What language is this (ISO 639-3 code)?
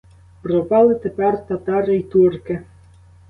ukr